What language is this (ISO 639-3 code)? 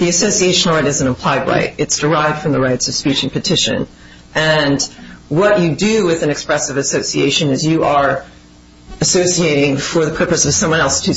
eng